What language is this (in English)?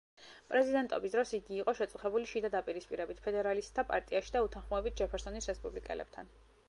Georgian